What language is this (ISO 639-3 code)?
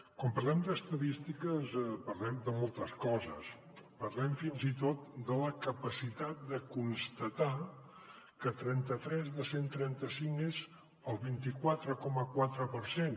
cat